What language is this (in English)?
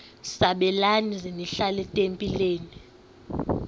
Xhosa